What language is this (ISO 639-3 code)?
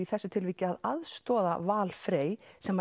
isl